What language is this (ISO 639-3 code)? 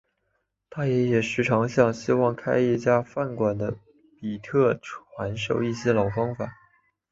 zho